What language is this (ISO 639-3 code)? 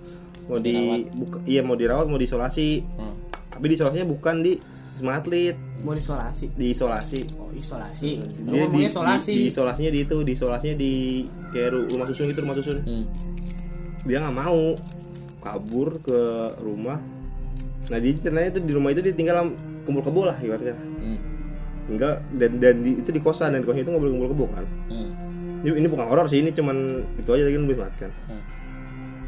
ind